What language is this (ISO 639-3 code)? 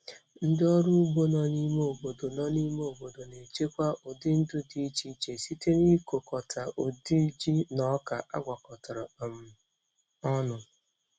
ibo